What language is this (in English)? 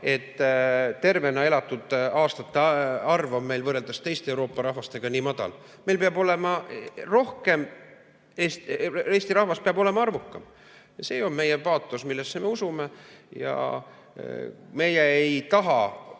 Estonian